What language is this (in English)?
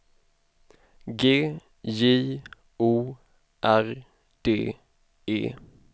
Swedish